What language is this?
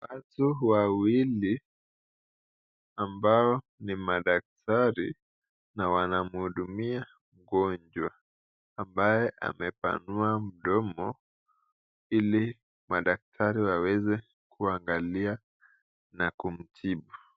Swahili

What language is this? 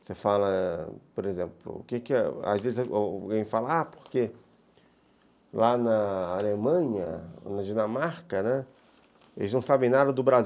Portuguese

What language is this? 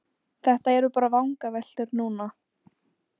Icelandic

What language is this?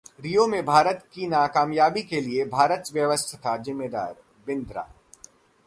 Hindi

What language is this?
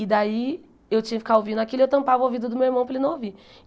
Portuguese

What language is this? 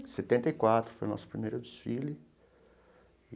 Portuguese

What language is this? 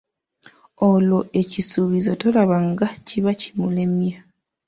Ganda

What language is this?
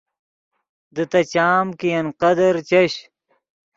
Yidgha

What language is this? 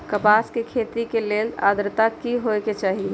Magahi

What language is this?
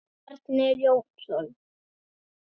Icelandic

